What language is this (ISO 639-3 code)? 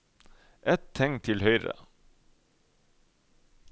nor